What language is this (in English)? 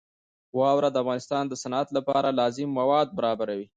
Pashto